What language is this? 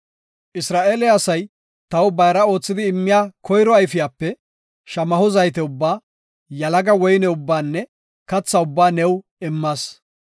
Gofa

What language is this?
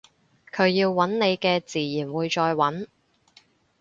Cantonese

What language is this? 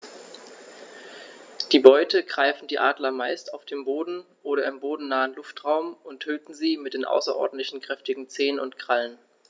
German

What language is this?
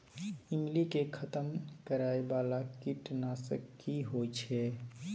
Maithili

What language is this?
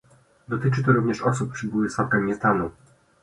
Polish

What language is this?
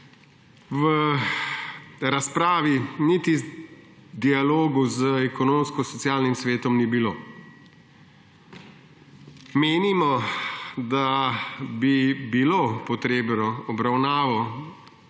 Slovenian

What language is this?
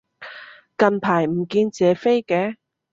Cantonese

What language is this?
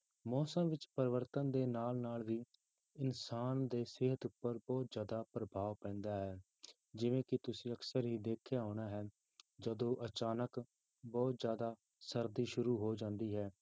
Punjabi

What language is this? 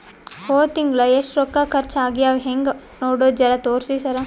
Kannada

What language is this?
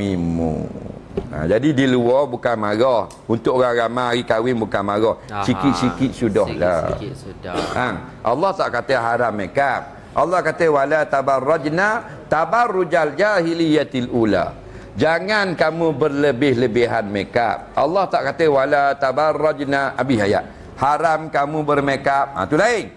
Malay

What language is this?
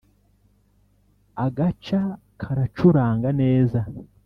Kinyarwanda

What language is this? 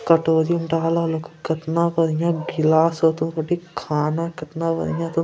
Angika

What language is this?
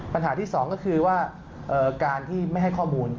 Thai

